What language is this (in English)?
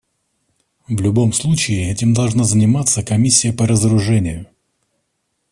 Russian